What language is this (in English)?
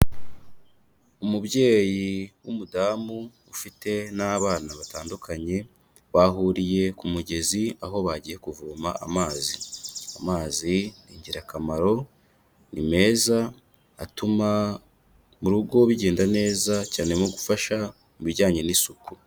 Kinyarwanda